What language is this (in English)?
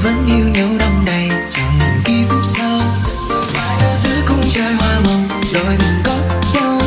Vietnamese